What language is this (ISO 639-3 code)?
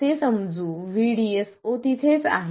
mar